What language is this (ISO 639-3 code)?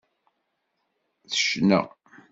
kab